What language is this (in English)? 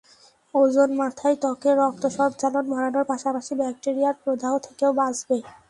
Bangla